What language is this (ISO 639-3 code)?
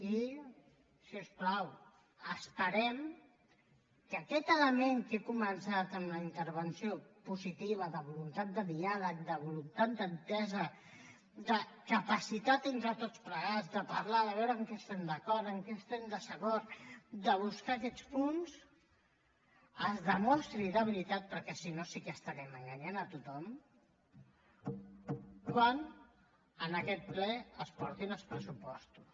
cat